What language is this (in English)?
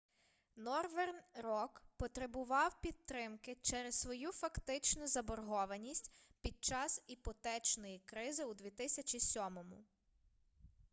Ukrainian